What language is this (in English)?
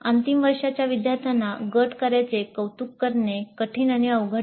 Marathi